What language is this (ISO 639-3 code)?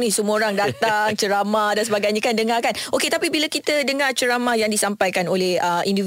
msa